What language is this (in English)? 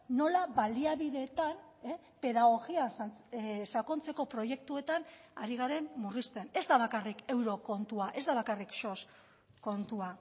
Basque